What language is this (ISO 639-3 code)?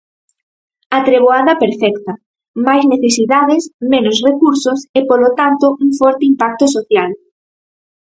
glg